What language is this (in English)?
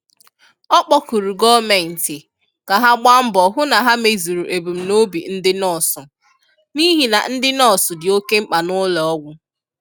Igbo